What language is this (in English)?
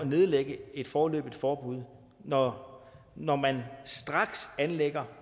Danish